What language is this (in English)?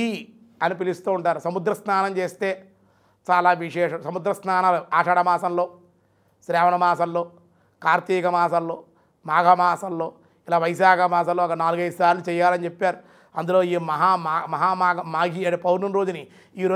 Telugu